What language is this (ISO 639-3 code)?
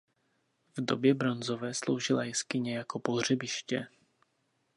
ces